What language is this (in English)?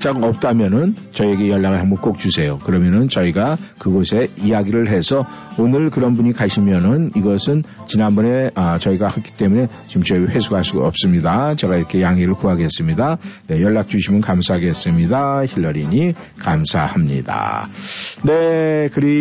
Korean